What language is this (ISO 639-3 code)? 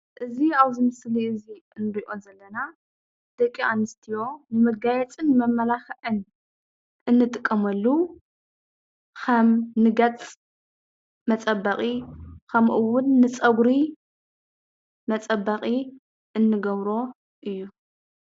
tir